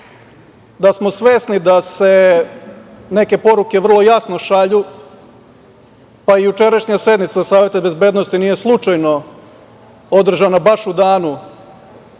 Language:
Serbian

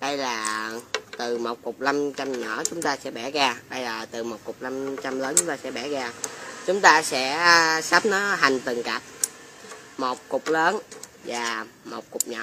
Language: Vietnamese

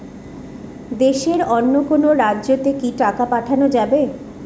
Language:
Bangla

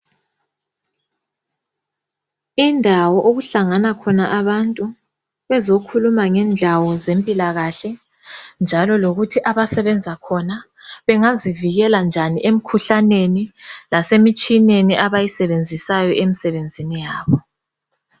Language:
North Ndebele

